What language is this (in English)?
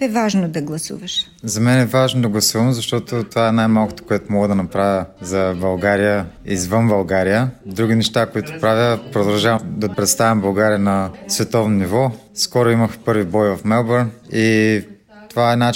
Bulgarian